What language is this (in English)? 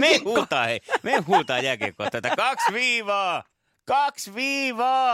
Finnish